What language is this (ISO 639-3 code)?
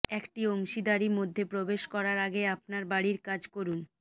ben